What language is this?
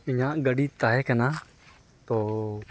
Santali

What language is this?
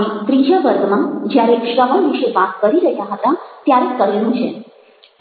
Gujarati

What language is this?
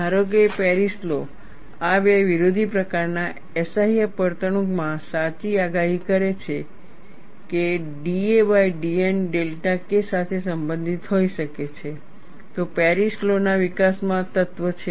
Gujarati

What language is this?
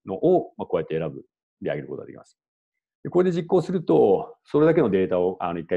Japanese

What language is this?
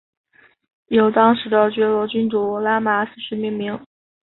Chinese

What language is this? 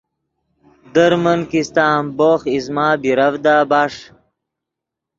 Yidgha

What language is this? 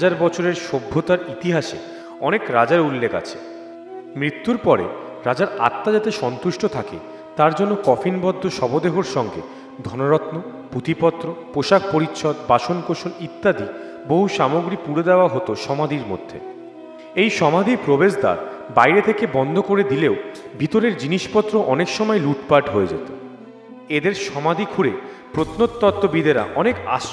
Bangla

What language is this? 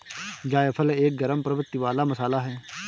Hindi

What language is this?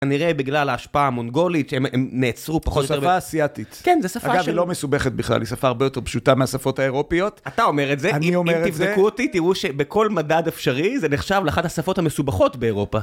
Hebrew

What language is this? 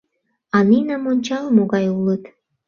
Mari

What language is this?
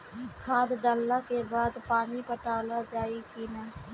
Bhojpuri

